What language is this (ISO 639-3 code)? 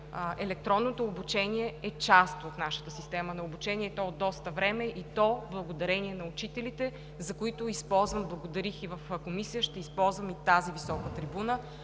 bul